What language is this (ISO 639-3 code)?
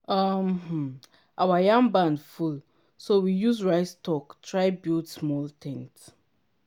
pcm